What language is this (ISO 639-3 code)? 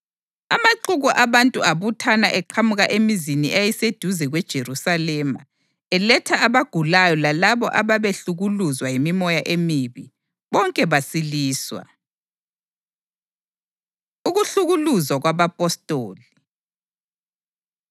nde